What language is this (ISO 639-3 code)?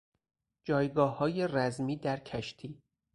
fas